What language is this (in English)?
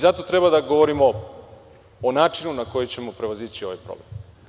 Serbian